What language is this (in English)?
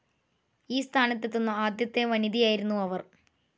Malayalam